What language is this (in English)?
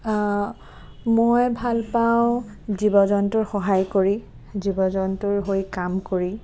Assamese